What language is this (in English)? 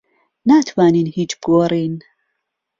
Central Kurdish